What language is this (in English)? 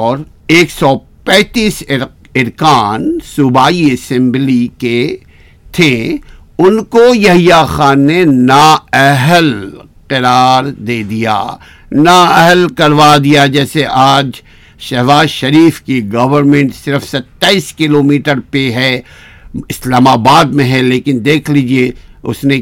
Urdu